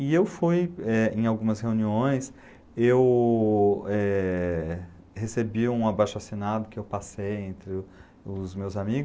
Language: Portuguese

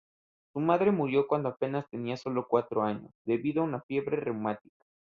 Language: Spanish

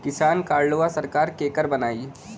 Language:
Bhojpuri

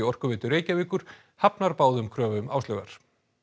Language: Icelandic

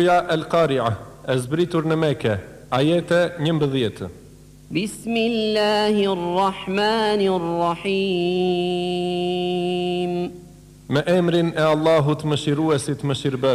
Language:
Arabic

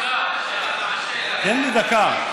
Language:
Hebrew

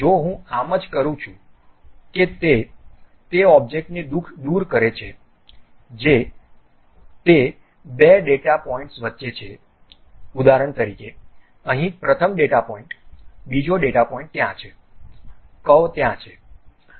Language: Gujarati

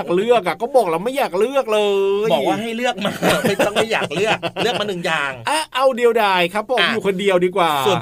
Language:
Thai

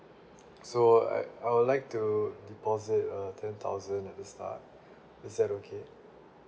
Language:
English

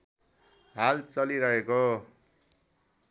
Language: Nepali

